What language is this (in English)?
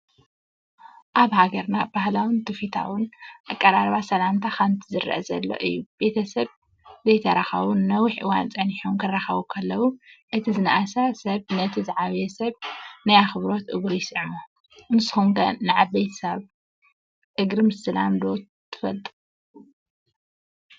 Tigrinya